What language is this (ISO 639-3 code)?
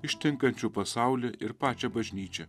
lit